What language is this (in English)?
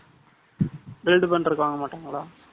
Tamil